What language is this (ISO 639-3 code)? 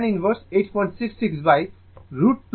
ben